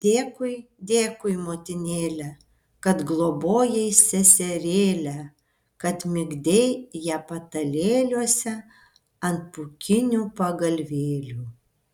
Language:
Lithuanian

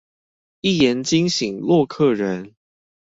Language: Chinese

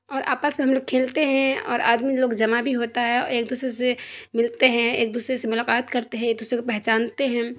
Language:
Urdu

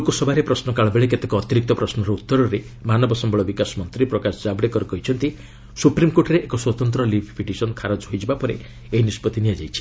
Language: Odia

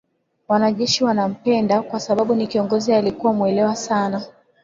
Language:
Swahili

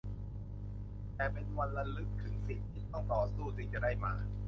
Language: Thai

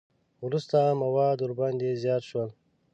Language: Pashto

